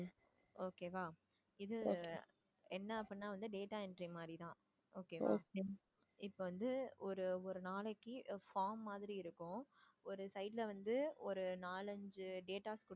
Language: Tamil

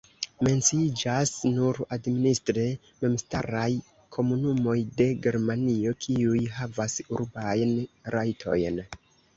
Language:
Esperanto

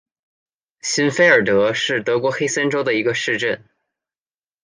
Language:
Chinese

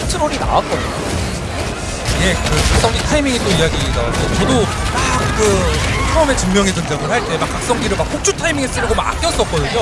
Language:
Korean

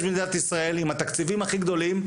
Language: Hebrew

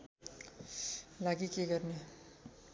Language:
Nepali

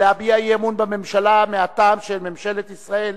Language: Hebrew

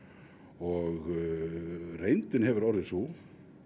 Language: Icelandic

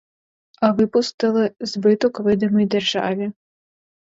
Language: Ukrainian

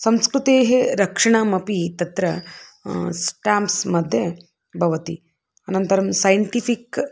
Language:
Sanskrit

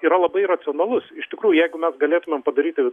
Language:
Lithuanian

